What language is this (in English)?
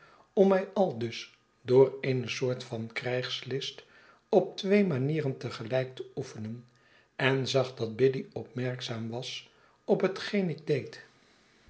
Dutch